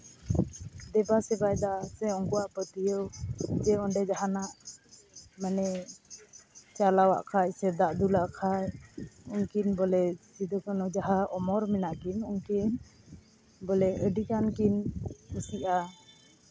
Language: Santali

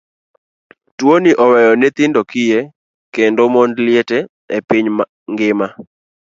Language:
Luo (Kenya and Tanzania)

